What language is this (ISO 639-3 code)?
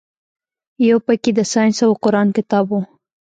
pus